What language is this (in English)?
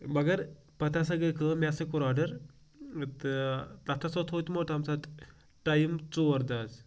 Kashmiri